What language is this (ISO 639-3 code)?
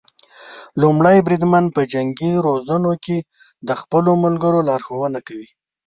pus